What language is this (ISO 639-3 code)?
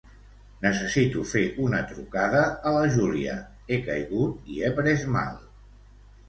cat